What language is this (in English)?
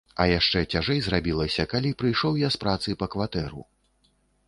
Belarusian